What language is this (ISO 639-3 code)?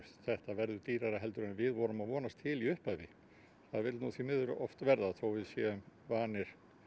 isl